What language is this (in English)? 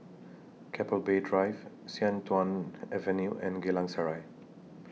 English